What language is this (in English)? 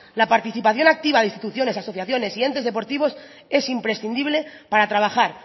Spanish